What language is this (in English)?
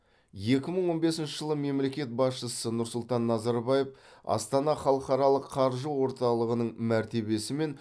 Kazakh